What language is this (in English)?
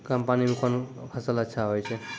Maithili